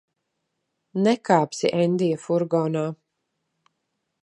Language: Latvian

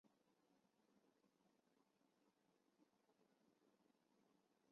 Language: Chinese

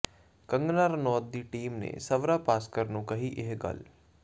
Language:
Punjabi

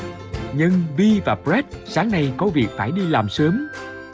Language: Vietnamese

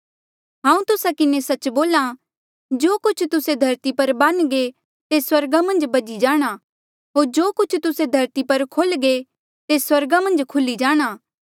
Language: Mandeali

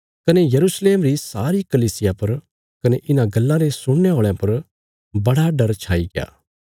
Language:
Bilaspuri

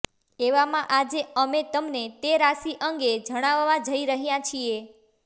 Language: Gujarati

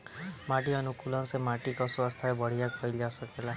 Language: Bhojpuri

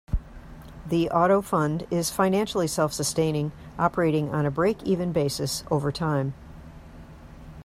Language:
English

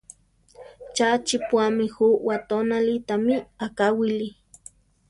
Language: Central Tarahumara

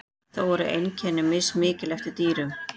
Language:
Icelandic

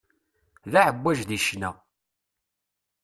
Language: Kabyle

